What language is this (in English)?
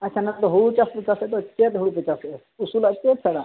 Santali